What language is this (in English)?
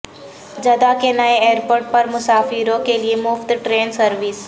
Urdu